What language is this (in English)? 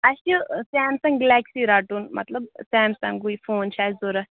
Kashmiri